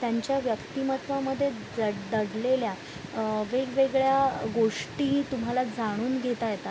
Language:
Marathi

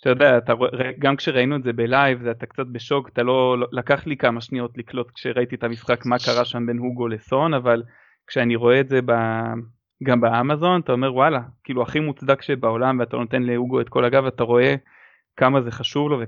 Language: Hebrew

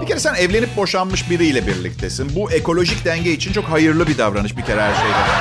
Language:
Turkish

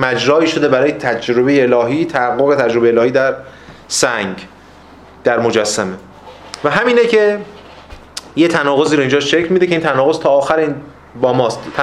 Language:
Persian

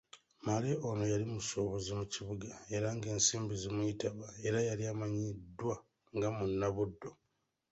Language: Ganda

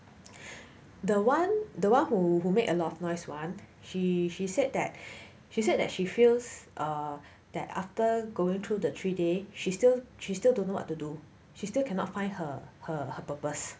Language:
English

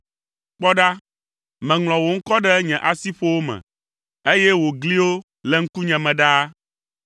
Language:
Ewe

